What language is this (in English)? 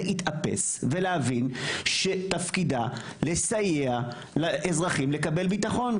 Hebrew